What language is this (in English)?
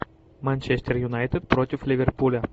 Russian